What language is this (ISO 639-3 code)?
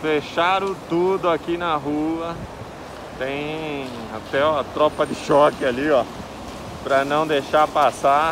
por